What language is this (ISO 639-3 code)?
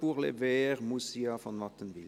gsw